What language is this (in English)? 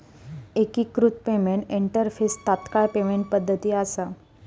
Marathi